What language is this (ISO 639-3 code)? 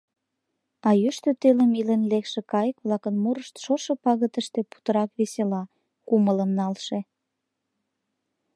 chm